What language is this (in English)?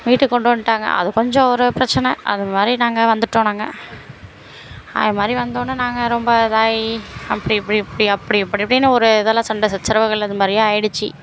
Tamil